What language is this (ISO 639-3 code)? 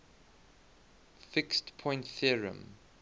eng